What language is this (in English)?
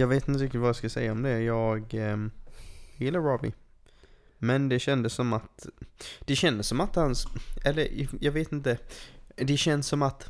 Swedish